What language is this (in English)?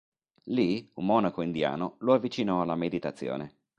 Italian